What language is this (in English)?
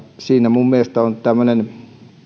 Finnish